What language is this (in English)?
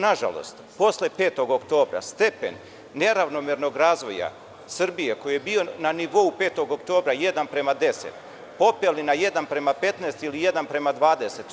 Serbian